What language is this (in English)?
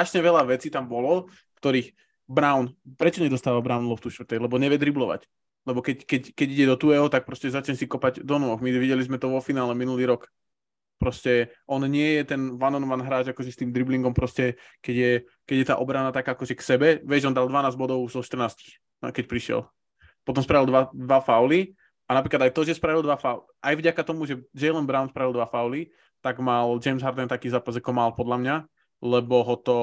Slovak